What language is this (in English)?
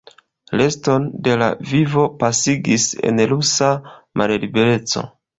Esperanto